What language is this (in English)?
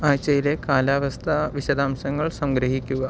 Malayalam